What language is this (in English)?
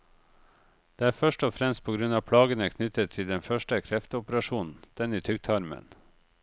Norwegian